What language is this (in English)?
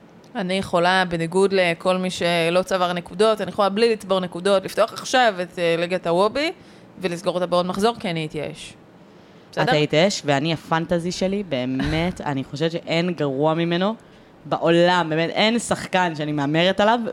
Hebrew